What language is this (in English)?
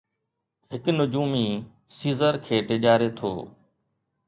Sindhi